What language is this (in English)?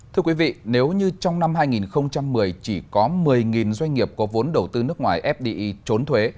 Vietnamese